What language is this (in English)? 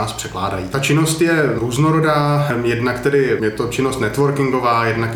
Czech